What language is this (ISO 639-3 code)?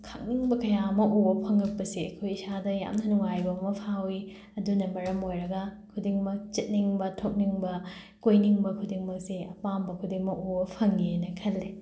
mni